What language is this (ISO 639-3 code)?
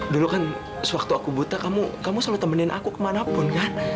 ind